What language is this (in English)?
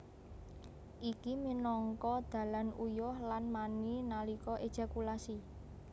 Javanese